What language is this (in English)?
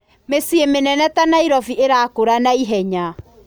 Kikuyu